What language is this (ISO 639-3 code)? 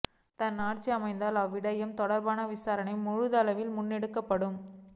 tam